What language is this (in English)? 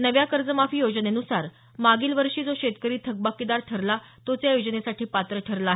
Marathi